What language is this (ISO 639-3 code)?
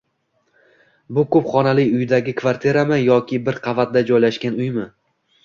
uzb